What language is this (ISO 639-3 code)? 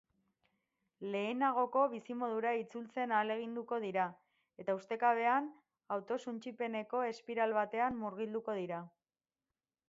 eus